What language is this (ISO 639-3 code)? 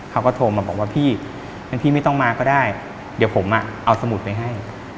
tha